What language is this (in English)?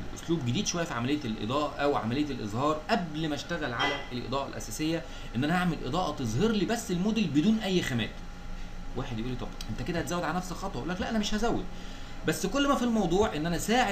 Arabic